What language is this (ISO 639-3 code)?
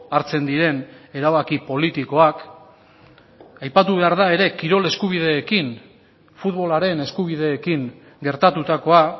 eus